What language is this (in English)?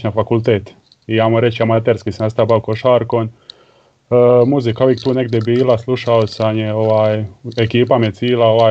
Croatian